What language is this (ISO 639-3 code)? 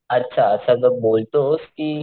mar